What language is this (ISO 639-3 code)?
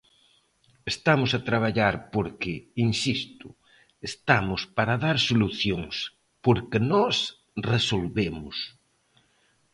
glg